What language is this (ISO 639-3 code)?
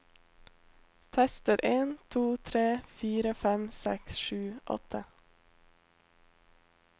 nor